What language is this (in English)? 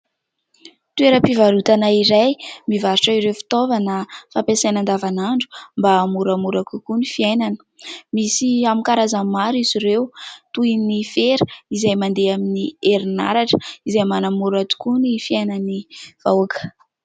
Malagasy